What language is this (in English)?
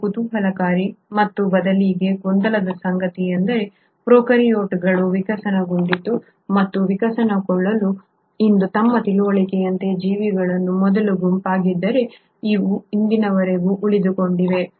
Kannada